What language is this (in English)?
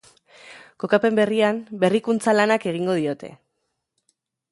Basque